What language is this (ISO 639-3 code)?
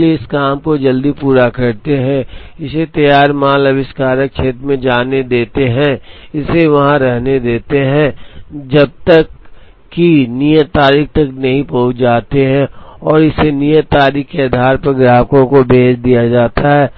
hin